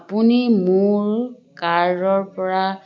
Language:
Assamese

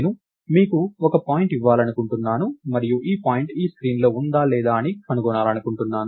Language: Telugu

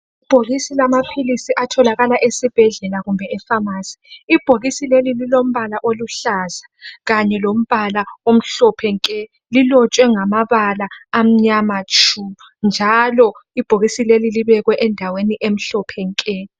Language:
North Ndebele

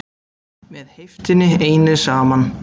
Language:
Icelandic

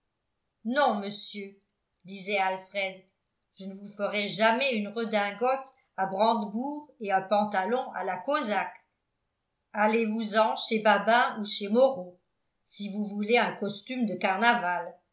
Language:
French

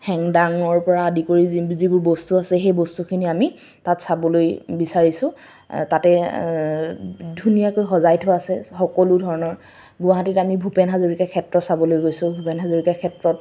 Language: Assamese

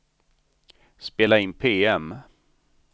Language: Swedish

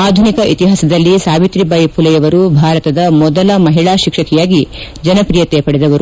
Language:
Kannada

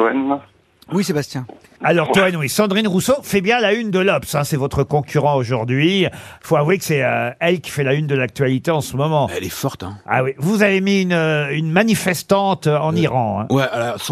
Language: French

